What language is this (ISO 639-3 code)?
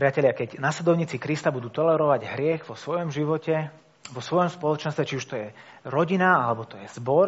slk